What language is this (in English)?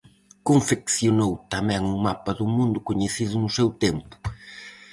Galician